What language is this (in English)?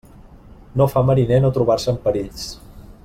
Catalan